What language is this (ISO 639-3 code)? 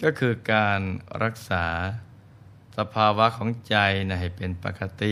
tha